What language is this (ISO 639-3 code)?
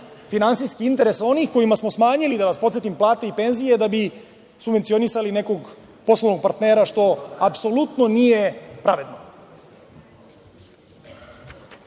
srp